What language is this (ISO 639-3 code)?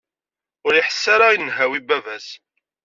kab